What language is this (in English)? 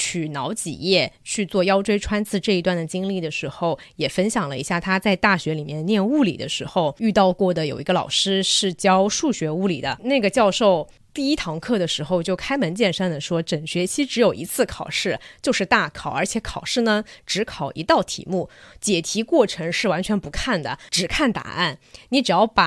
Chinese